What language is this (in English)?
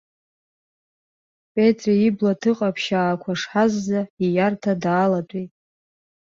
Abkhazian